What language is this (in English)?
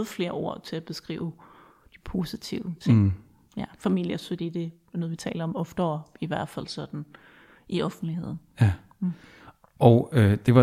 Danish